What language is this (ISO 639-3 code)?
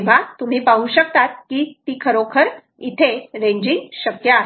mar